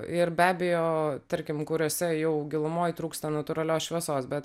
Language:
Lithuanian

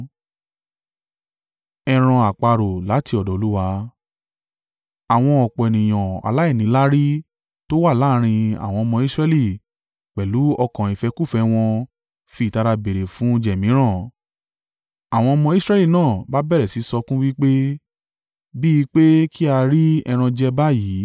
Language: Yoruba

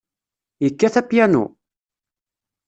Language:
Kabyle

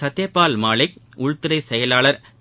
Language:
Tamil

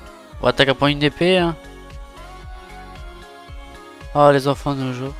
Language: French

